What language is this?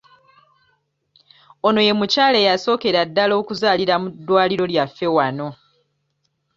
Ganda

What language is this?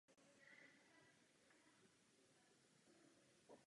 Czech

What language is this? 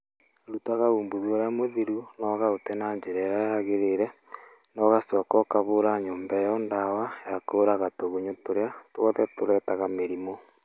Kikuyu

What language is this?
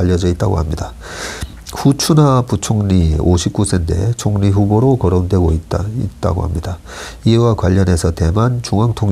Korean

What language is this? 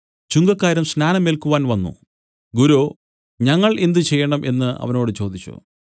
Malayalam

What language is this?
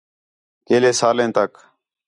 Khetrani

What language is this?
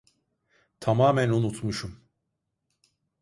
Turkish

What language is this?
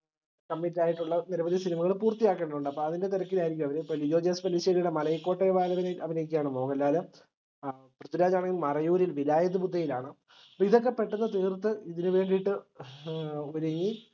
Malayalam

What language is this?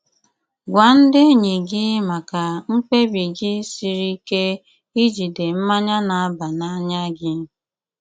Igbo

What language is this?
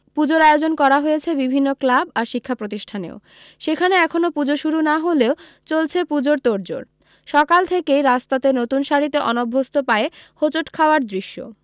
Bangla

